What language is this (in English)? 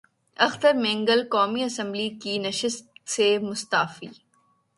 Urdu